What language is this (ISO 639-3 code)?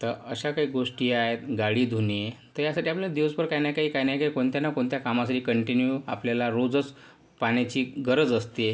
mar